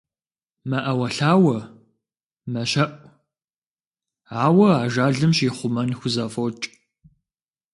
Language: Kabardian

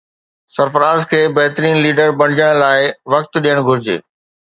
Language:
Sindhi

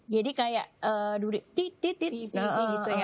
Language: Indonesian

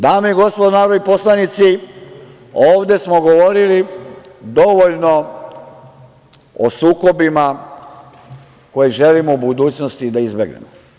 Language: Serbian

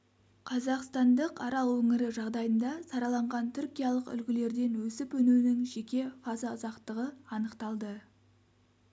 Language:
Kazakh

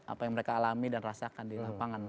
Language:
Indonesian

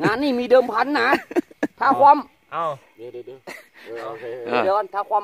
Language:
Thai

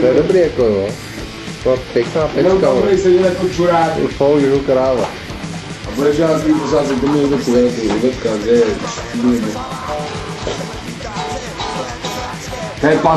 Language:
Czech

